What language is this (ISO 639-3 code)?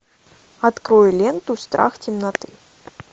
rus